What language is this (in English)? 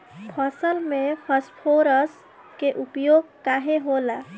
Bhojpuri